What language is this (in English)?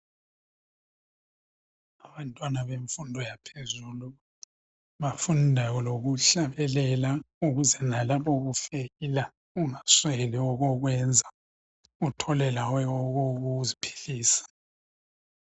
North Ndebele